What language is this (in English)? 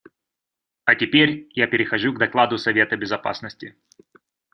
Russian